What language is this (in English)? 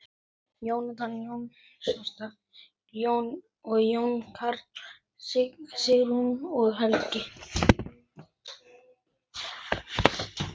Icelandic